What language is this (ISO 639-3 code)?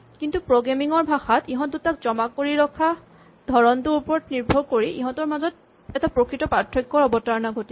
asm